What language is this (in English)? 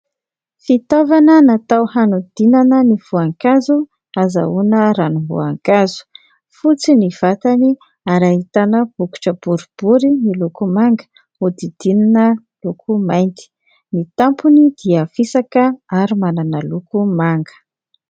Malagasy